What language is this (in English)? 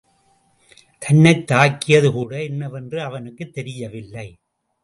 Tamil